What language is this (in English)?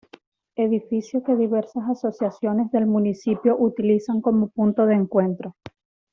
Spanish